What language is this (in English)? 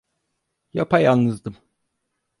Turkish